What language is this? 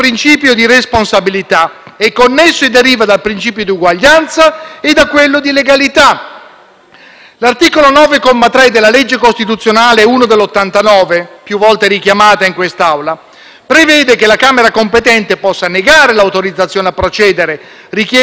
Italian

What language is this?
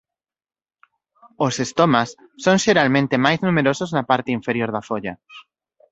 Galician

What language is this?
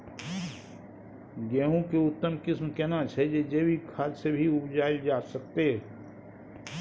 Maithili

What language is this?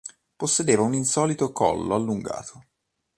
Italian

